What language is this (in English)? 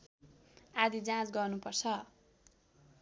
Nepali